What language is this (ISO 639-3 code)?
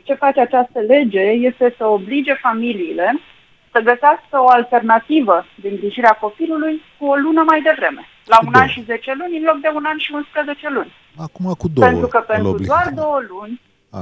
ron